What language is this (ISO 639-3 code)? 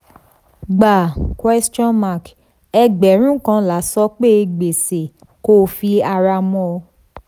yor